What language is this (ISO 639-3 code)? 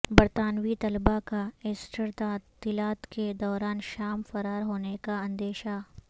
urd